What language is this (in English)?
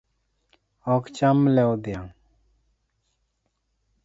Luo (Kenya and Tanzania)